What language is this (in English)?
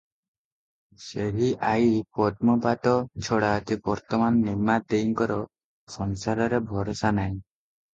Odia